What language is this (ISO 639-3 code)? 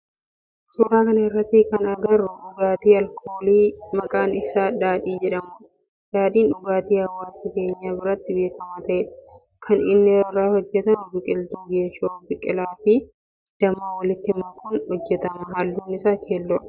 orm